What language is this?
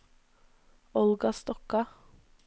Norwegian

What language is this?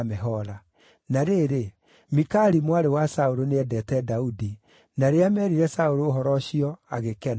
Kikuyu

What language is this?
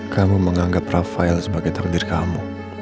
Indonesian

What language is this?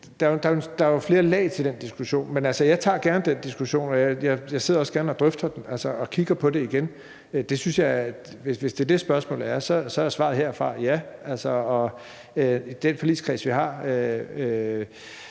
Danish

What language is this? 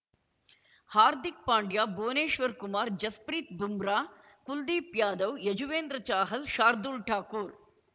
Kannada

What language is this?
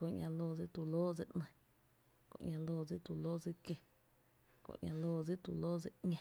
Tepinapa Chinantec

